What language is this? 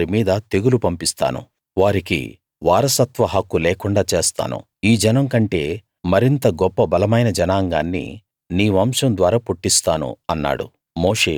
Telugu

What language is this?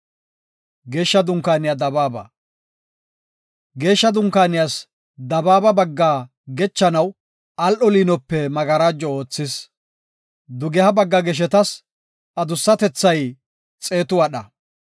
Gofa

